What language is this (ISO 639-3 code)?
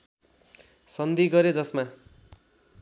nep